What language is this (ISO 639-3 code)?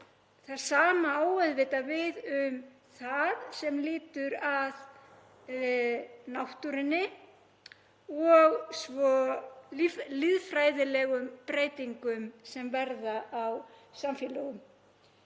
isl